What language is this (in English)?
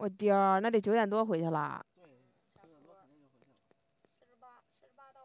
Chinese